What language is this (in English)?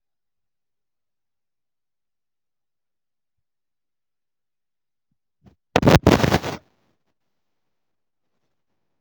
Igbo